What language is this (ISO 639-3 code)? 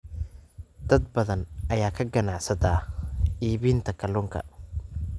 som